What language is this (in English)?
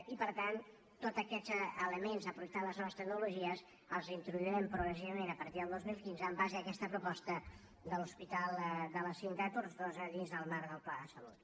Catalan